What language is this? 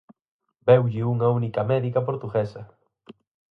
Galician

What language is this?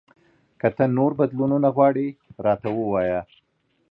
Pashto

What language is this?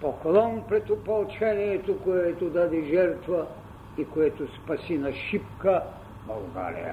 Bulgarian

